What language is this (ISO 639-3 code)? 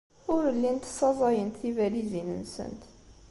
kab